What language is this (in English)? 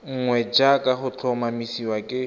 Tswana